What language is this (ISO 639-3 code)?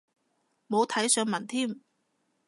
yue